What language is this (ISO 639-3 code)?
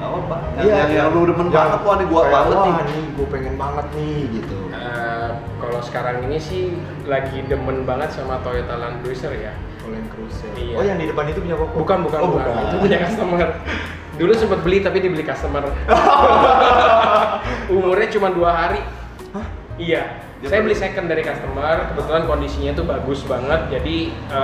ind